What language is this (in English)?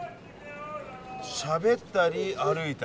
Japanese